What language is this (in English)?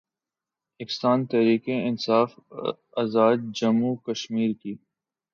Urdu